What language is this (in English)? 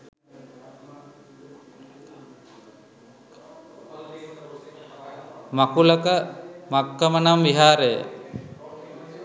Sinhala